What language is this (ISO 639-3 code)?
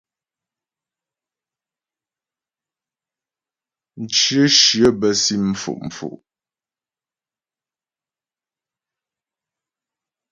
bbj